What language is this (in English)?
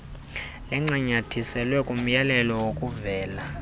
Xhosa